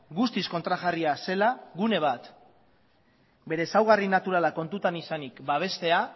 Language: Basque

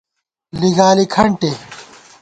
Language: Gawar-Bati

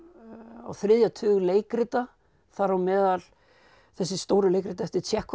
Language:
Icelandic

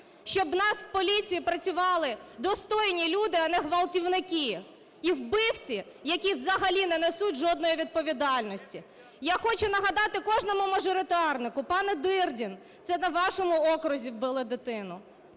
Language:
Ukrainian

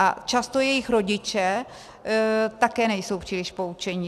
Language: Czech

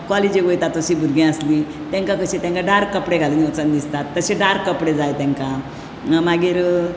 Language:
Konkani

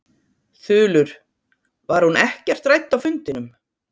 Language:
Icelandic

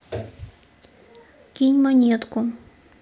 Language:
Russian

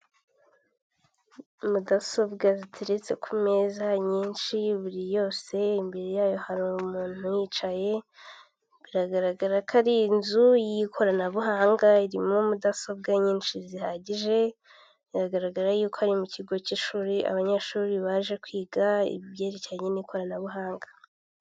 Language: Kinyarwanda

